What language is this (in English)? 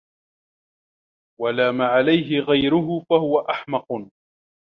Arabic